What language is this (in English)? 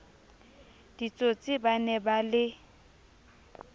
Southern Sotho